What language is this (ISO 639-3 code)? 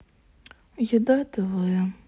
rus